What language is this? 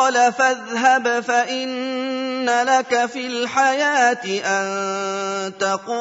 Arabic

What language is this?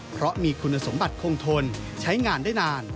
Thai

